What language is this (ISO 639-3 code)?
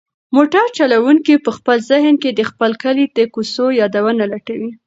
pus